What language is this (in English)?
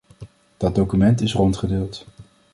Dutch